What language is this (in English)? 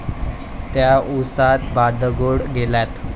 Marathi